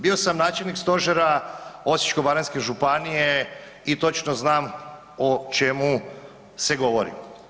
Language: Croatian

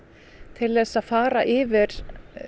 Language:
Icelandic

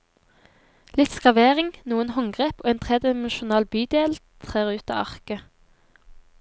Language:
Norwegian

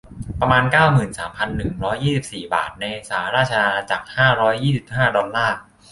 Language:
Thai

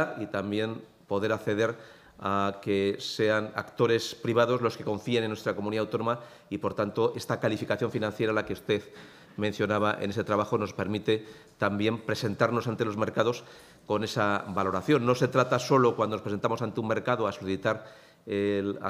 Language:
Spanish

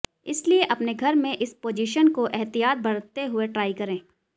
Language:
Hindi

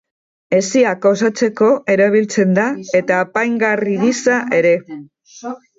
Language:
Basque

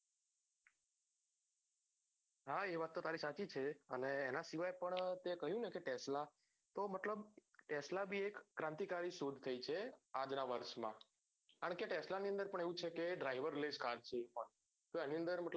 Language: Gujarati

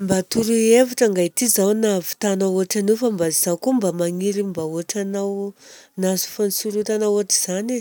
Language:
Southern Betsimisaraka Malagasy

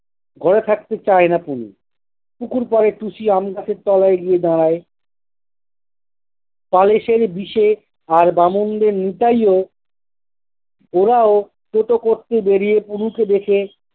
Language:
Bangla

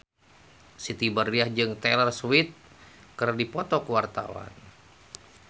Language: Sundanese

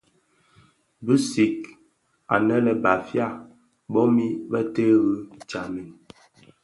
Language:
Bafia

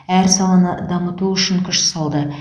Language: Kazakh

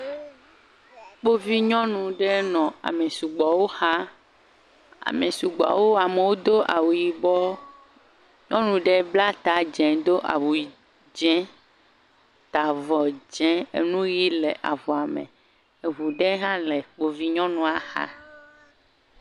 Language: Ewe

